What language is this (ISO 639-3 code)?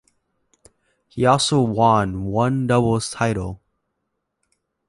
eng